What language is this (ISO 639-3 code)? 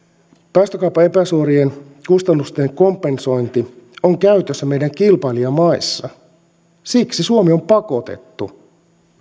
fin